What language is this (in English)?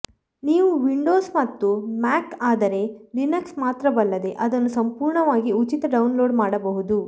Kannada